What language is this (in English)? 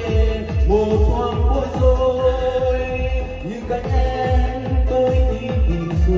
Vietnamese